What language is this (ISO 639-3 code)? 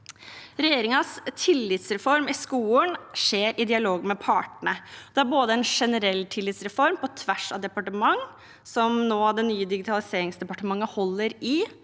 nor